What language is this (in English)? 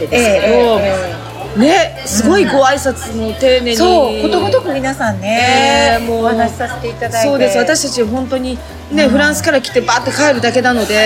Japanese